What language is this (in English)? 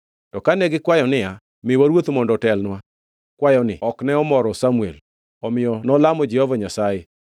Luo (Kenya and Tanzania)